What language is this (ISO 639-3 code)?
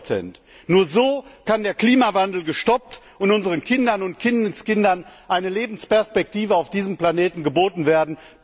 deu